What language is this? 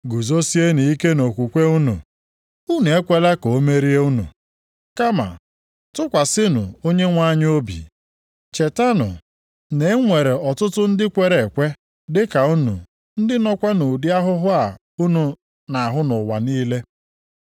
Igbo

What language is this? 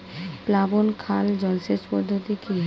Bangla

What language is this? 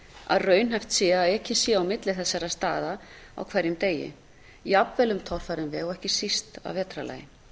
Icelandic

